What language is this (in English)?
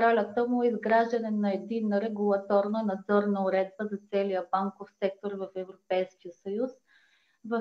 Bulgarian